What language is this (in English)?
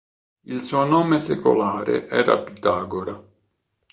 Italian